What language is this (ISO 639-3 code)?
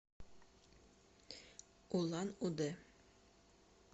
rus